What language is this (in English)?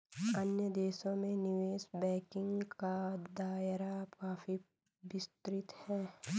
Hindi